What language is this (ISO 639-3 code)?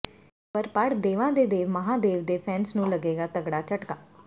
pan